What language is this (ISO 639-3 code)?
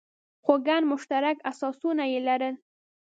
pus